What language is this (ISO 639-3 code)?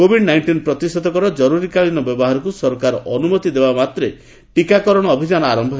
ori